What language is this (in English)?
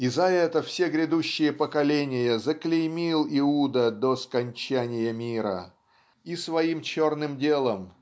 Russian